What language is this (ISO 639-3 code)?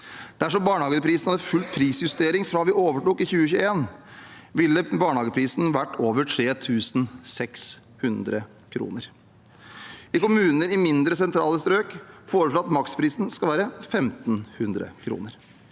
nor